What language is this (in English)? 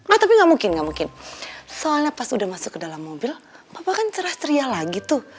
Indonesian